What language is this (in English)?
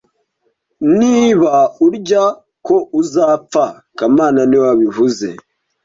Kinyarwanda